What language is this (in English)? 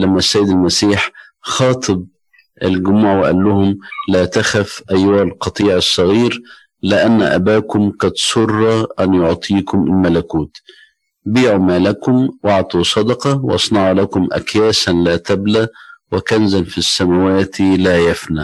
Arabic